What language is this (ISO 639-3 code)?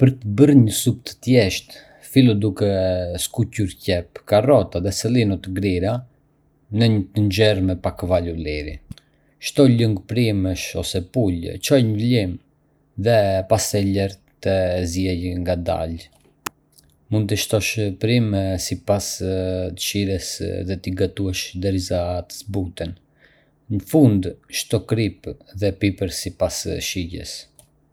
aae